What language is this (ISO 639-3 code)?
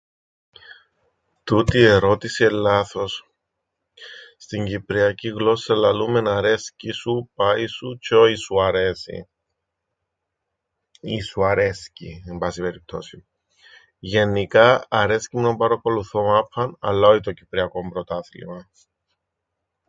ell